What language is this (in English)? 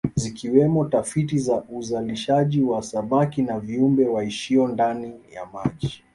Swahili